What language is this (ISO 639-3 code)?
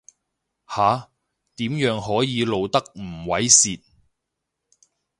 yue